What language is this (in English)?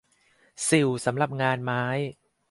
Thai